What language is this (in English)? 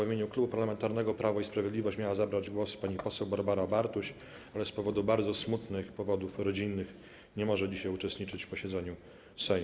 Polish